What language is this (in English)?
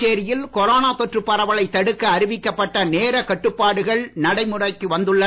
Tamil